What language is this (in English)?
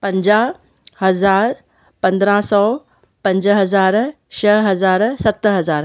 Sindhi